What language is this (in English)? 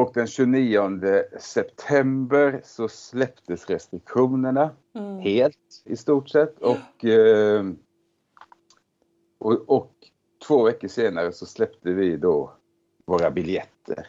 Swedish